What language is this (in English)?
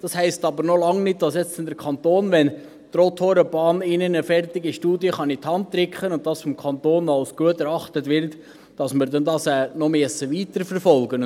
Swiss German